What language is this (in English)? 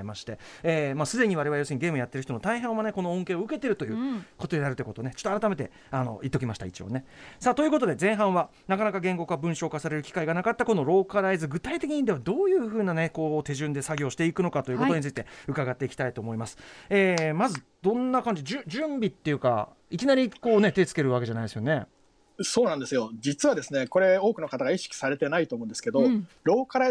Japanese